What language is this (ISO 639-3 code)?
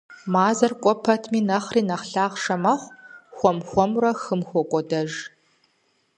kbd